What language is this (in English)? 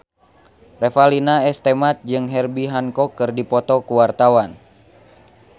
Sundanese